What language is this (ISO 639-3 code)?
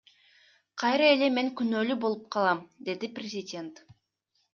kir